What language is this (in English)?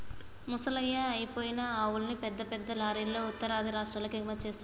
Telugu